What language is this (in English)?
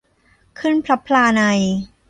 Thai